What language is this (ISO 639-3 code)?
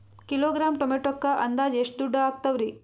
kan